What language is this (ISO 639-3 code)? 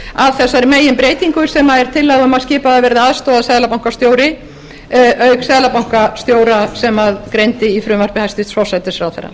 isl